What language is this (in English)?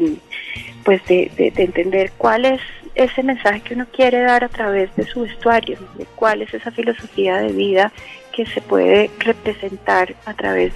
Spanish